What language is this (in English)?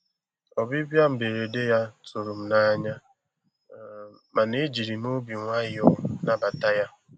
Igbo